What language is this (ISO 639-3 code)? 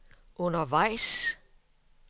dan